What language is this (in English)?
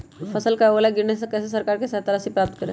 Magahi